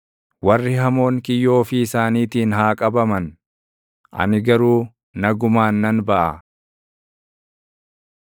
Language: Oromo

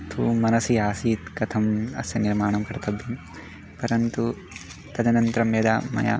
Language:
Sanskrit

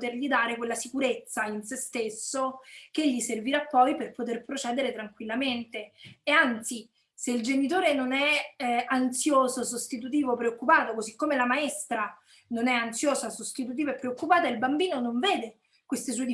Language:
Italian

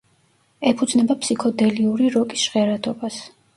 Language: Georgian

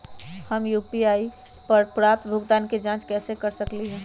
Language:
Magahi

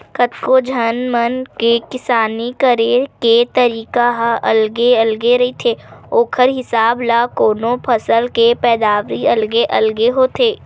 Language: Chhattisgarhi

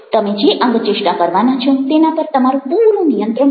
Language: Gujarati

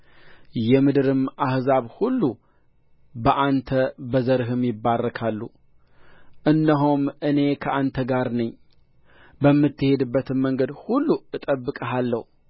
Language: Amharic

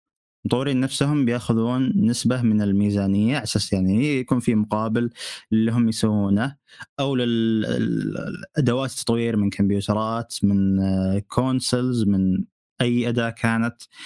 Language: Arabic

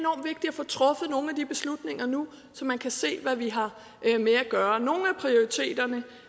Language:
Danish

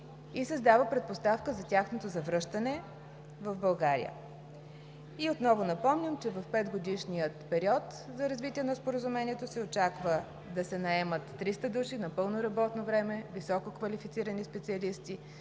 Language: Bulgarian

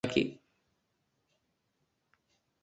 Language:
Uzbek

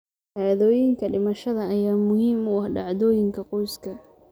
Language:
Somali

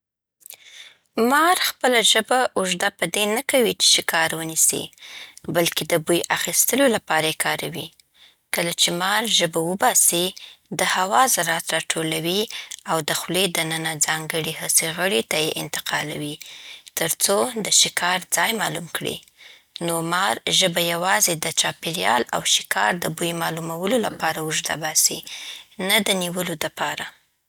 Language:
Southern Pashto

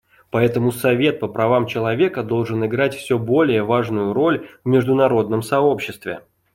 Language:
Russian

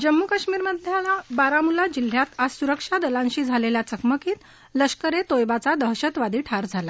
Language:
Marathi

